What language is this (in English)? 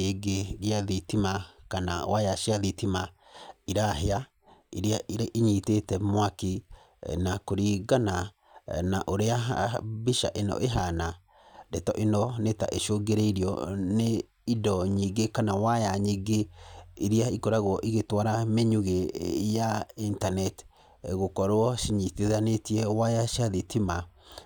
Kikuyu